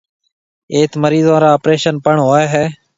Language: Marwari (Pakistan)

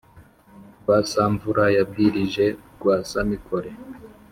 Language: Kinyarwanda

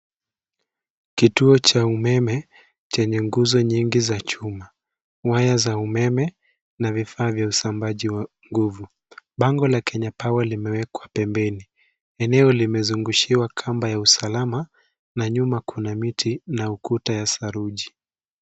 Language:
Swahili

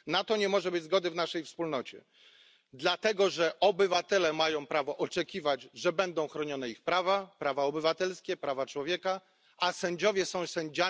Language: Polish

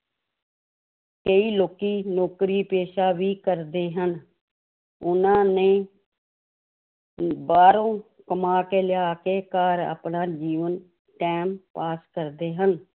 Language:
Punjabi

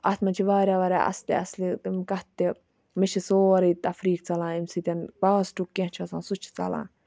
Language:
Kashmiri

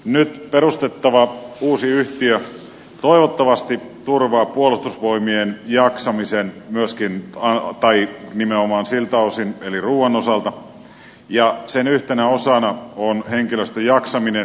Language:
Finnish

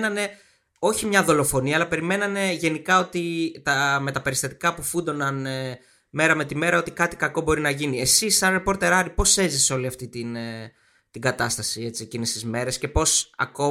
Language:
Greek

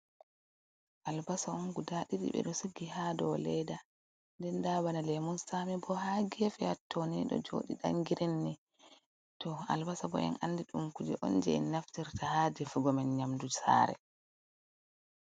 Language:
Fula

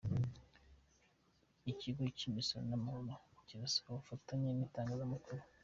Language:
Kinyarwanda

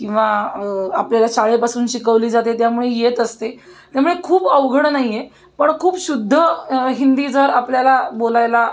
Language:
Marathi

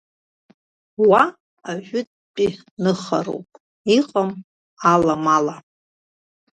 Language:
Abkhazian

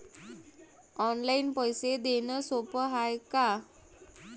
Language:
Marathi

